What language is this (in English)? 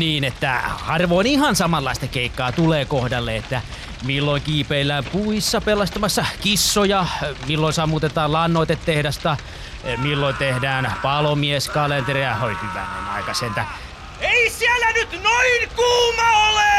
Finnish